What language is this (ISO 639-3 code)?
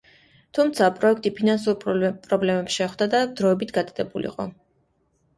kat